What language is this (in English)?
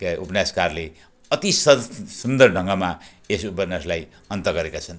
Nepali